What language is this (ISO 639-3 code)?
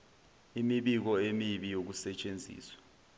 zul